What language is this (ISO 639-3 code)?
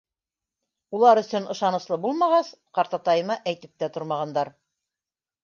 bak